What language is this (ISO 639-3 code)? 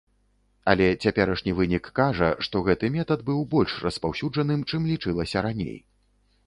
bel